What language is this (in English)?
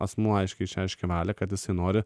Lithuanian